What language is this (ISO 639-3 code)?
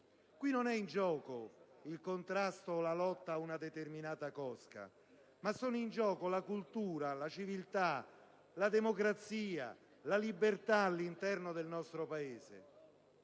ita